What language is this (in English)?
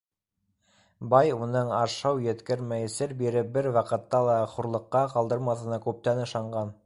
Bashkir